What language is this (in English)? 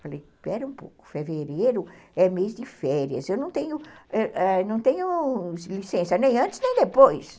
Portuguese